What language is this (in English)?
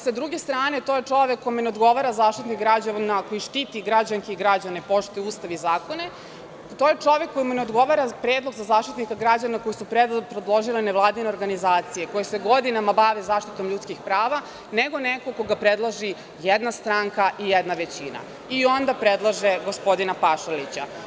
Serbian